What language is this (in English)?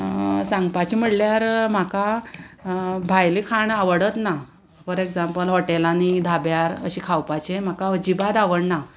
Konkani